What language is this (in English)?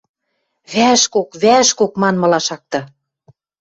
Western Mari